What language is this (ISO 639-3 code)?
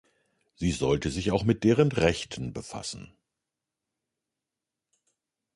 deu